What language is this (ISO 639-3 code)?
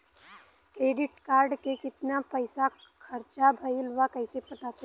bho